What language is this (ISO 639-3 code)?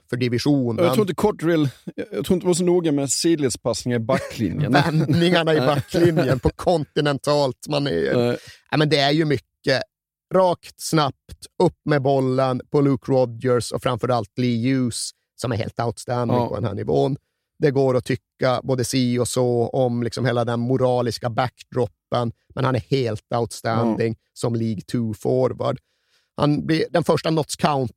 swe